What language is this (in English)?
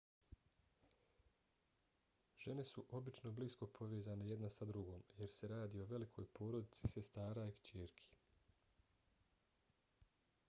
Bosnian